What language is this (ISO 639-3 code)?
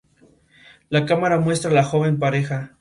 spa